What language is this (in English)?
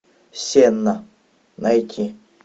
Russian